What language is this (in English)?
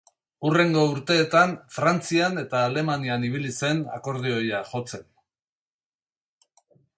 Basque